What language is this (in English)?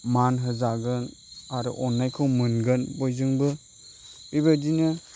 Bodo